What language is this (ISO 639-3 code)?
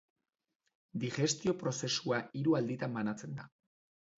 eus